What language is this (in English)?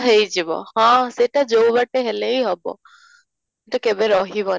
Odia